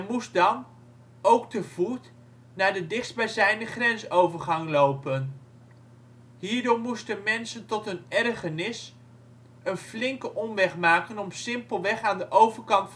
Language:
Dutch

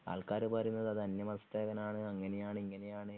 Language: Malayalam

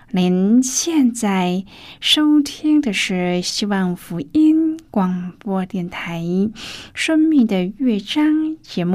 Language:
Chinese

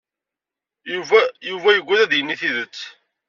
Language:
Kabyle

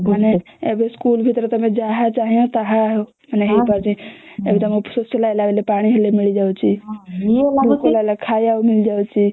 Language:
Odia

